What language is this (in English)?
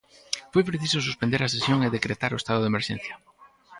Galician